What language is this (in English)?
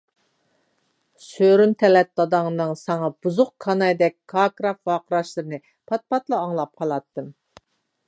Uyghur